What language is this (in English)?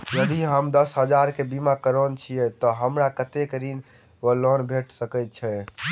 Maithili